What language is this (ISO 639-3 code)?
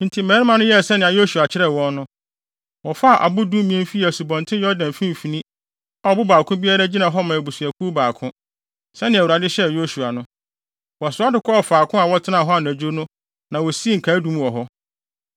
aka